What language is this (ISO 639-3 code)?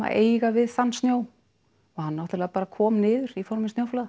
isl